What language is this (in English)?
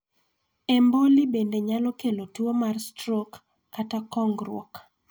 Luo (Kenya and Tanzania)